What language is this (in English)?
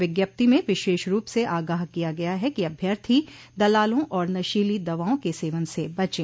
Hindi